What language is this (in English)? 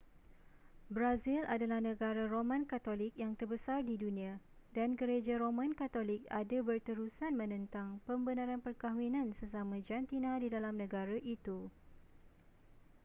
Malay